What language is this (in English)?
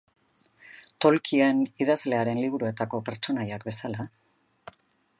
Basque